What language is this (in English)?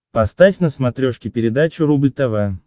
Russian